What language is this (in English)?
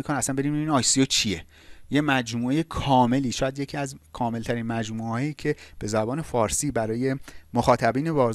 Persian